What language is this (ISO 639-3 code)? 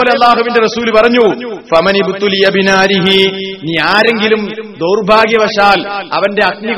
mal